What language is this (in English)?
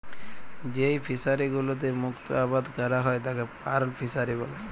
Bangla